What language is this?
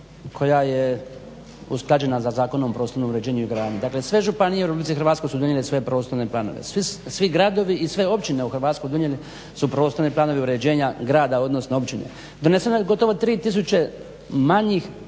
Croatian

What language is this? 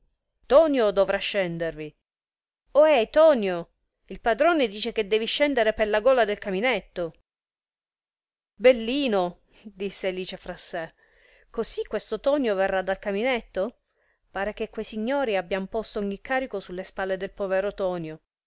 Italian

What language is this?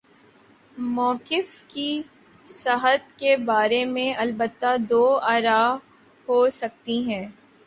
Urdu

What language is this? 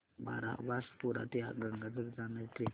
Marathi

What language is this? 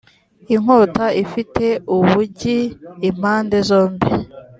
Kinyarwanda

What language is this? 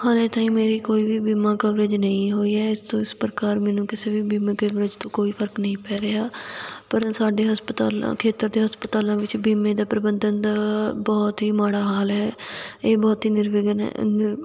Punjabi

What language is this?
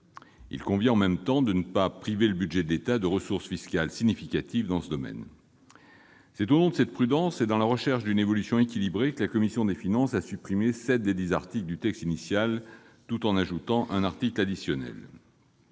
French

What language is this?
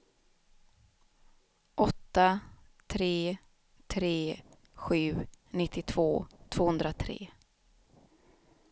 Swedish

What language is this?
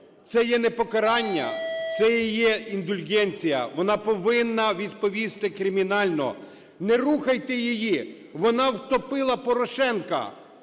Ukrainian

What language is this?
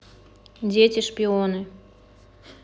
Russian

